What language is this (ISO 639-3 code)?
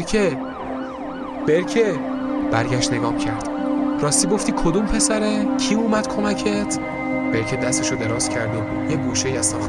fas